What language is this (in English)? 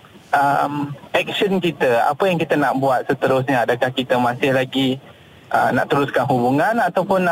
Malay